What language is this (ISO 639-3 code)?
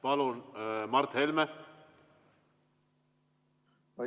est